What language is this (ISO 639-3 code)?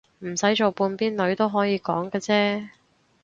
yue